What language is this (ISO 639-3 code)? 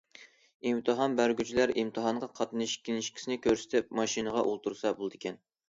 uig